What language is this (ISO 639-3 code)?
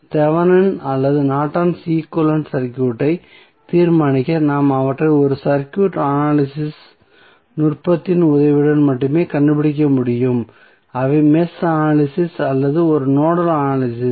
tam